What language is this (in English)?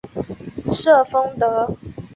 Chinese